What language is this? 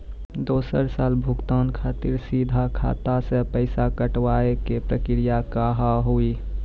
Maithili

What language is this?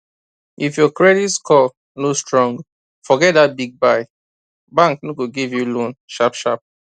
Nigerian Pidgin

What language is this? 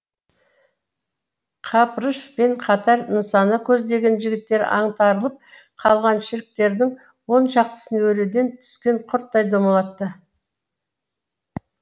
Kazakh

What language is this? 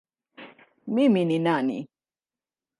Swahili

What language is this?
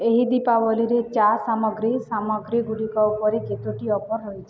Odia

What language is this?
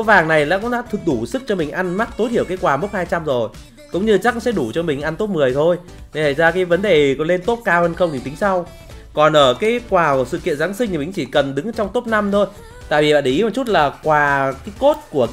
Vietnamese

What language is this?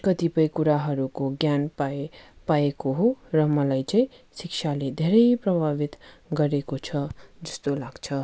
Nepali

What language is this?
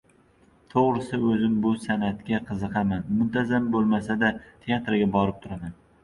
Uzbek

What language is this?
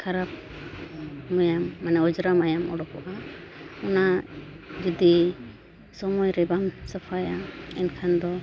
Santali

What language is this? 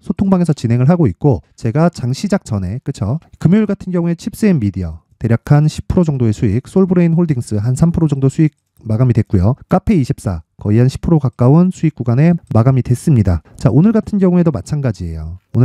Korean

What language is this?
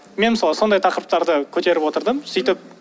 Kazakh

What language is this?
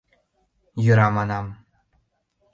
Mari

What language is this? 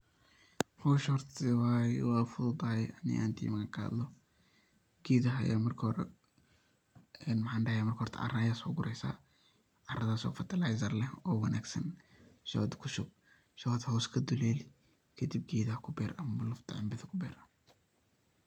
Somali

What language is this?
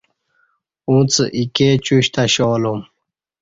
Kati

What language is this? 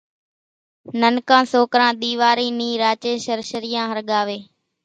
Kachi Koli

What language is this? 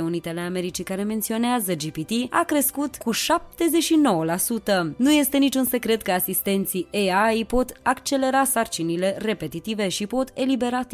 Romanian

